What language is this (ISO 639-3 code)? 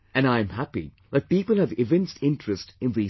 eng